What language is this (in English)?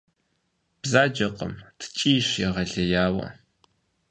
Kabardian